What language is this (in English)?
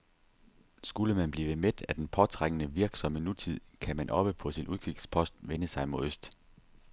Danish